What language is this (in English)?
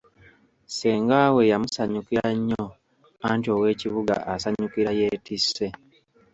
Ganda